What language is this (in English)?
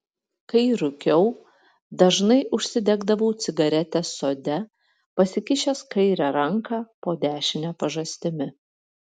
Lithuanian